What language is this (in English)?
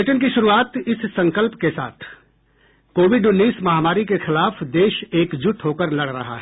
Hindi